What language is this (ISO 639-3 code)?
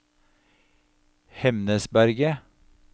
nor